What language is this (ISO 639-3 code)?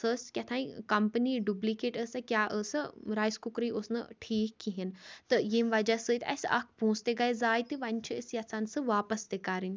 kas